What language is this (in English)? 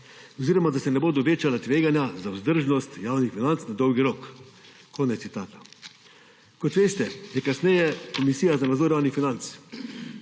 Slovenian